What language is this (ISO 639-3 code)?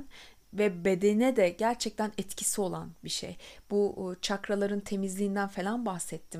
tur